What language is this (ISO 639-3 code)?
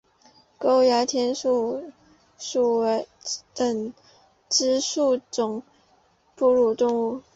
zho